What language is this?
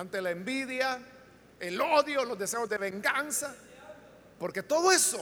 Spanish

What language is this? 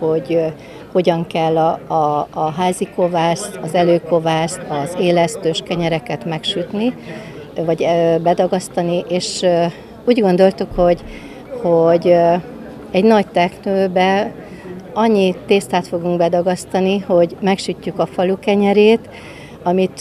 Hungarian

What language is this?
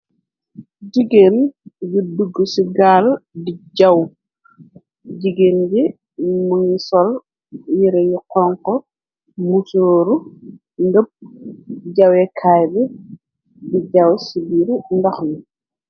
Wolof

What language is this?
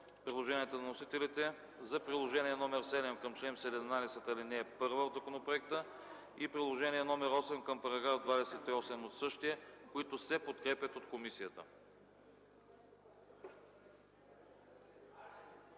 Bulgarian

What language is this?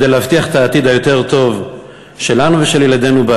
Hebrew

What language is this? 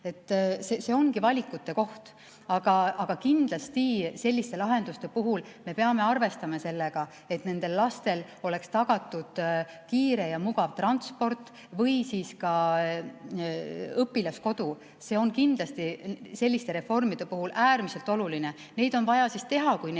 Estonian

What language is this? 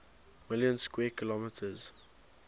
English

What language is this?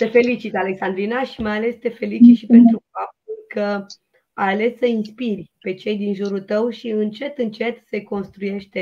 Romanian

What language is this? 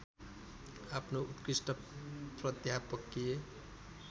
Nepali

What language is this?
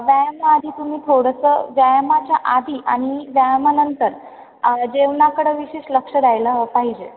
Marathi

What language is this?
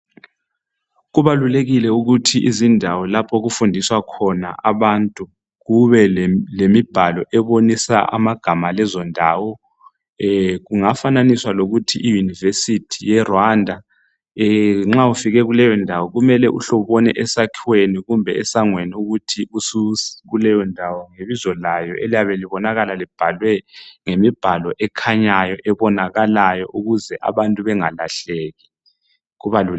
North Ndebele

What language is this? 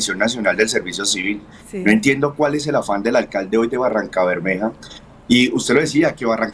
Spanish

